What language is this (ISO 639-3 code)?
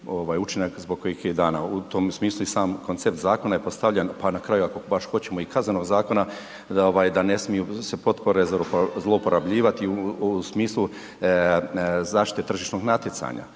hrv